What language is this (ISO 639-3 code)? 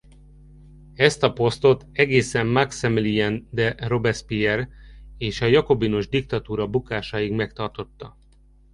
hun